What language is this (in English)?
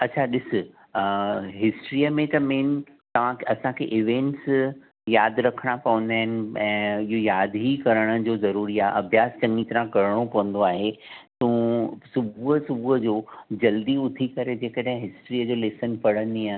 Sindhi